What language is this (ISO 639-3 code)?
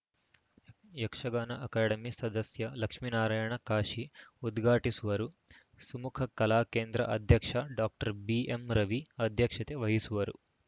kan